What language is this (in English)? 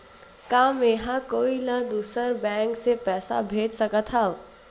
Chhattisgarhi